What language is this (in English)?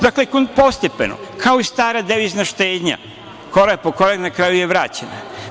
Serbian